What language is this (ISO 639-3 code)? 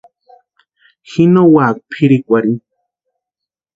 pua